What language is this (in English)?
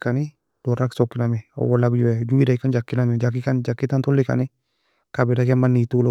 Nobiin